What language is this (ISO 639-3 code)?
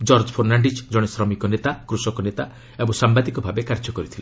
ori